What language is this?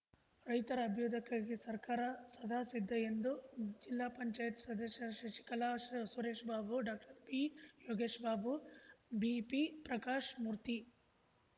Kannada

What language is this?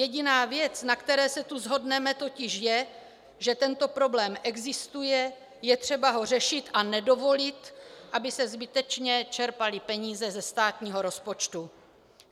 Czech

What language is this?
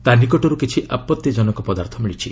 Odia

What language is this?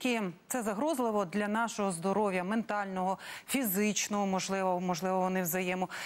Ukrainian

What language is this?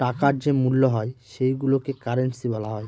Bangla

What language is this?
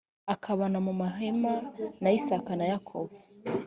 Kinyarwanda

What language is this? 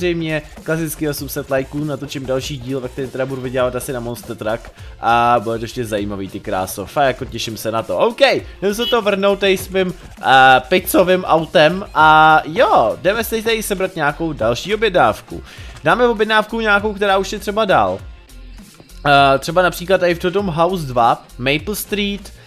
Czech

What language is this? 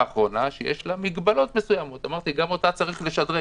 Hebrew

